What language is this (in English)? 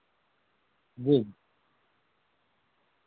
Urdu